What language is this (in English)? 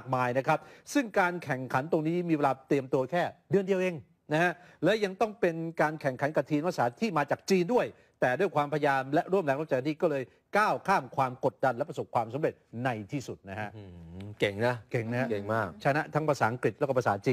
Thai